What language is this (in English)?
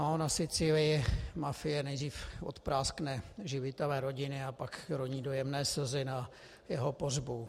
Czech